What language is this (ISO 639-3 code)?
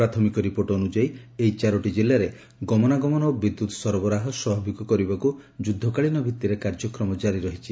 ori